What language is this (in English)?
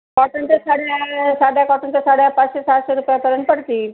Marathi